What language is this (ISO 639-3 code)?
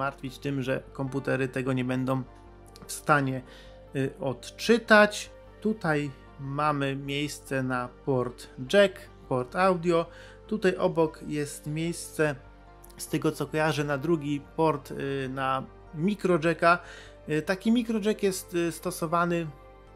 pol